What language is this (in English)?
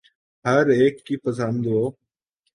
Urdu